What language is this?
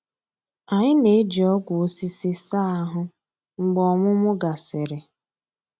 Igbo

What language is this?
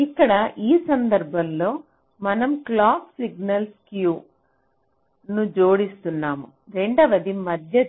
Telugu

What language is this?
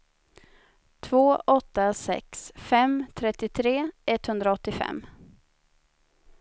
Swedish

